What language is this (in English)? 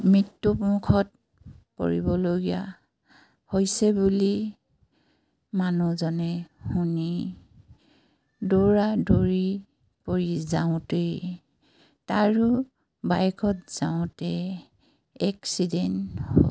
Assamese